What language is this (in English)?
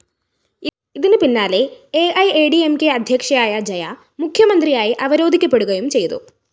Malayalam